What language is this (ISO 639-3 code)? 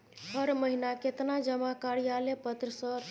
mai